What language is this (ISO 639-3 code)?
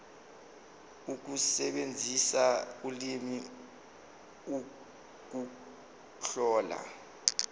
zul